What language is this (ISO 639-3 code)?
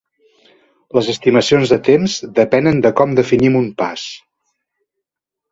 cat